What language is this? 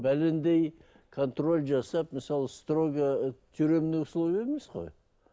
Kazakh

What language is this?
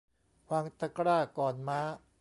Thai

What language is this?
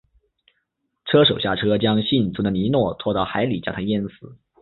Chinese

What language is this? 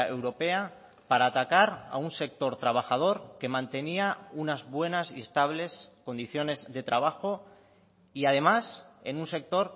Spanish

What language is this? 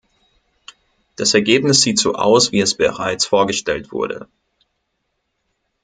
German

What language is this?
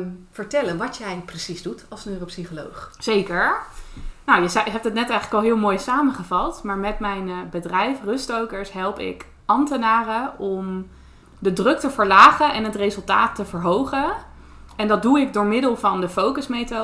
Dutch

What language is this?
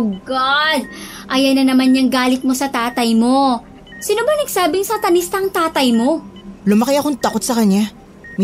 Filipino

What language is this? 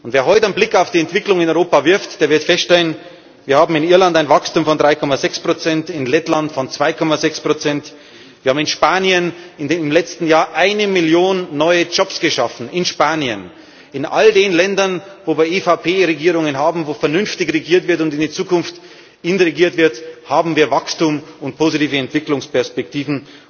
German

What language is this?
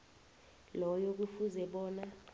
South Ndebele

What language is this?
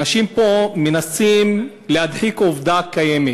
Hebrew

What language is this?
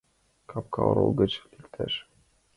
Mari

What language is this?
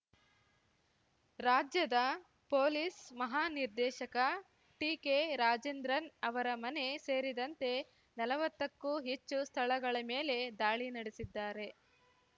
Kannada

